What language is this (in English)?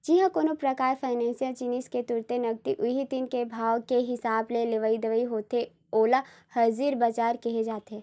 Chhattisgarhi